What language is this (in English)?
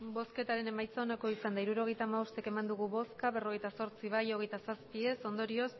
Basque